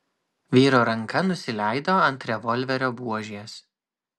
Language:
Lithuanian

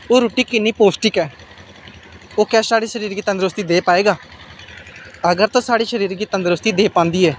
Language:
Dogri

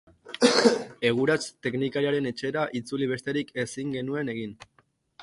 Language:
Basque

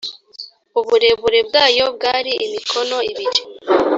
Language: Kinyarwanda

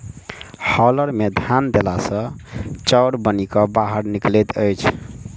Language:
Maithili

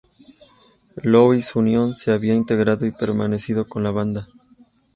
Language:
Spanish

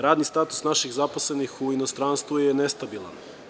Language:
Serbian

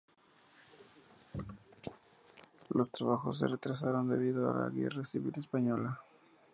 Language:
Spanish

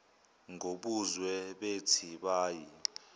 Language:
Zulu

